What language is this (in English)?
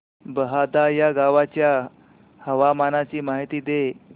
Marathi